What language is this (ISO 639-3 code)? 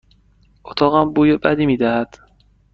fas